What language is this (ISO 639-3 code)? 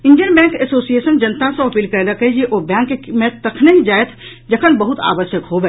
mai